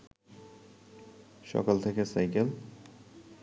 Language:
Bangla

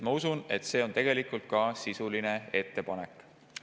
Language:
Estonian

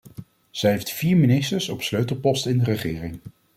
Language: Dutch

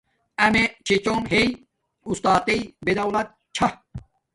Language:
Domaaki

